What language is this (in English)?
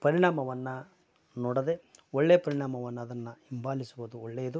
Kannada